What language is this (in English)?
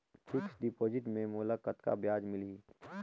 Chhattisgarhi